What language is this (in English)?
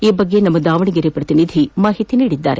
Kannada